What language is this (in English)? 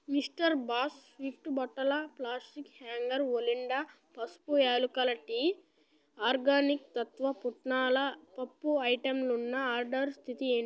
Telugu